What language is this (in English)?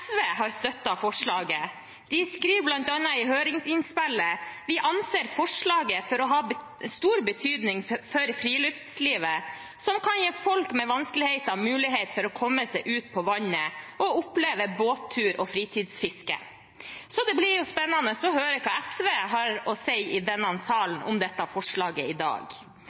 Norwegian Bokmål